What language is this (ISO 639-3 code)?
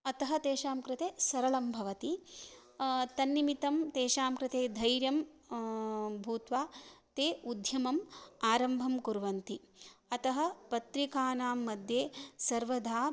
san